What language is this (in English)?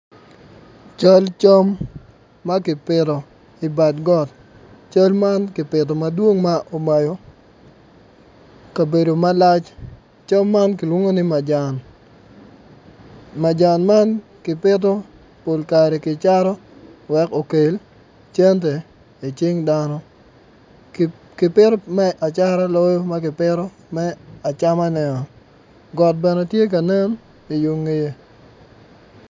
Acoli